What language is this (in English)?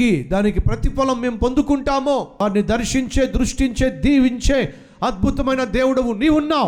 Telugu